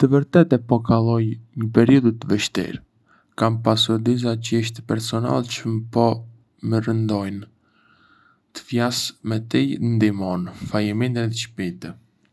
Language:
Arbëreshë Albanian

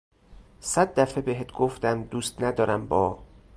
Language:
Persian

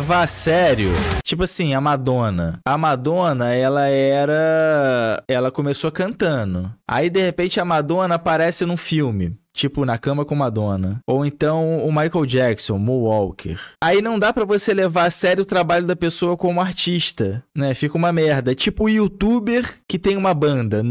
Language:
Portuguese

